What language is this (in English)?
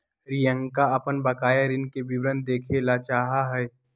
Magahi